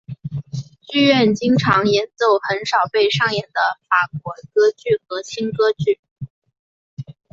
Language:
Chinese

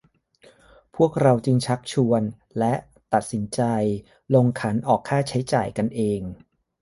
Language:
Thai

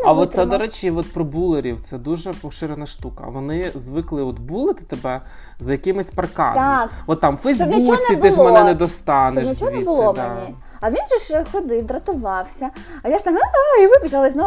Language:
Ukrainian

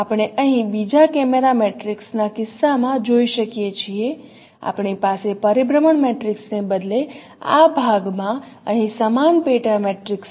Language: Gujarati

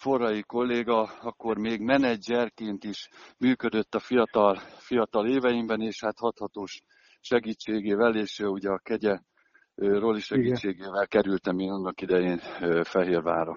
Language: Hungarian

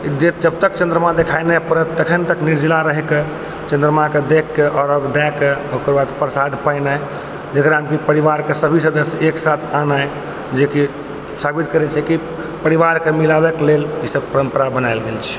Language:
Maithili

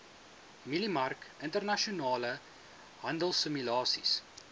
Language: Afrikaans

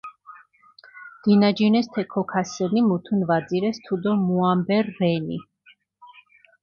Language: Mingrelian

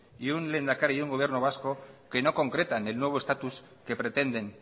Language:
Spanish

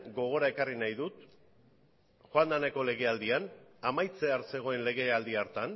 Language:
Basque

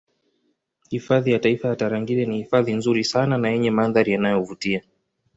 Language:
Swahili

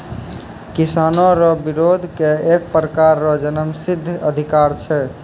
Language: Maithili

